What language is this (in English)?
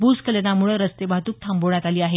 Marathi